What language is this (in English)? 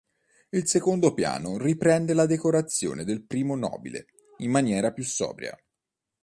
Italian